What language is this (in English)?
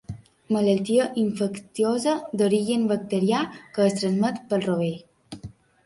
Catalan